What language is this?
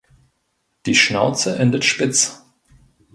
German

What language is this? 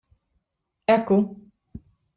Maltese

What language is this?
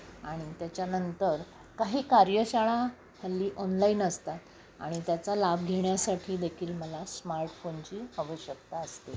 Marathi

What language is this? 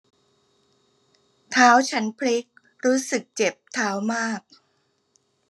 Thai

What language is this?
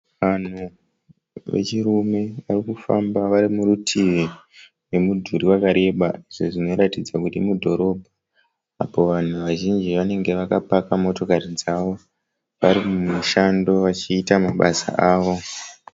Shona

